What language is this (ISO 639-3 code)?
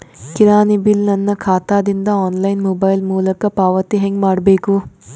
kan